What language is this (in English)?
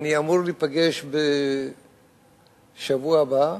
Hebrew